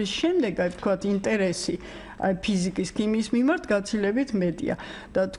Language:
Romanian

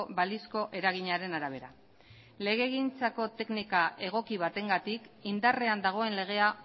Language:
Basque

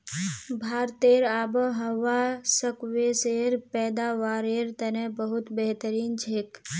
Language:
Magahi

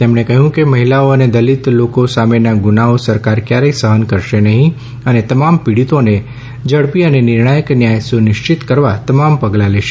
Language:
Gujarati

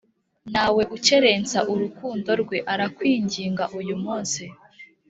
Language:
Kinyarwanda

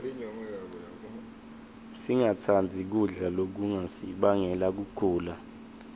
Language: Swati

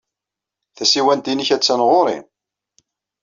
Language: Kabyle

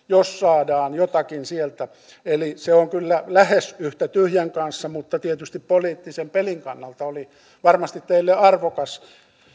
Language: Finnish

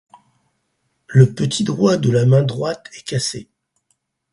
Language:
French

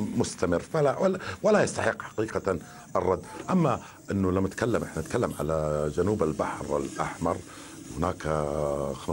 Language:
Arabic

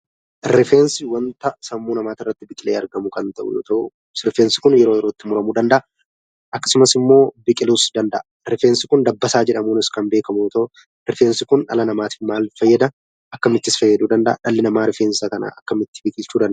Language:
Oromo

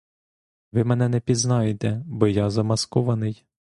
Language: Ukrainian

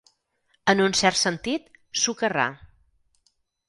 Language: Catalan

